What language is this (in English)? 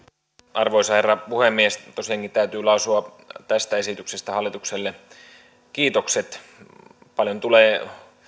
Finnish